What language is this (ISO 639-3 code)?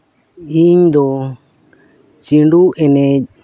sat